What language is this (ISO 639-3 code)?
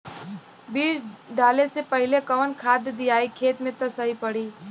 bho